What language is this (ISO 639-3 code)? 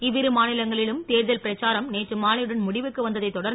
tam